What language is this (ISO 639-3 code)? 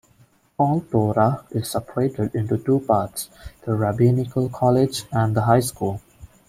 eng